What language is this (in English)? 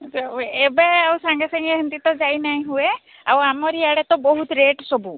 Odia